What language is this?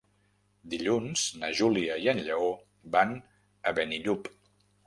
Catalan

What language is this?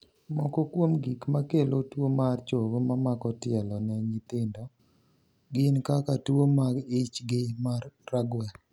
Luo (Kenya and Tanzania)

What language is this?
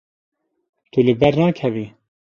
Kurdish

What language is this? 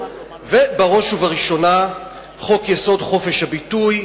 Hebrew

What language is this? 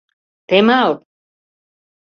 Mari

